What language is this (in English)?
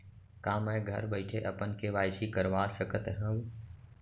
Chhattisgarhi